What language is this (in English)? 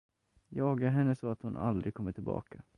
Swedish